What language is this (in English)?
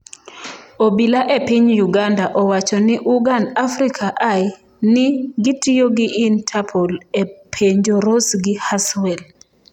Luo (Kenya and Tanzania)